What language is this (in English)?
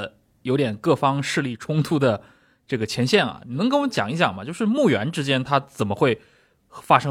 Chinese